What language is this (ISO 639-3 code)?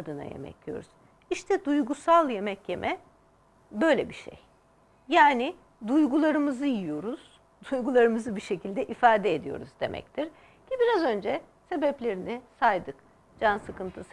tur